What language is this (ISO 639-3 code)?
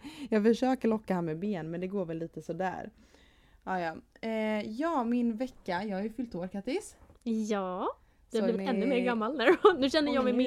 swe